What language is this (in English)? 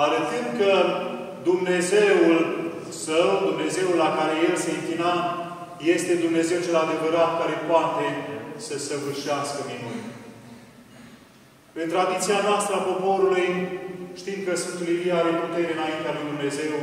Romanian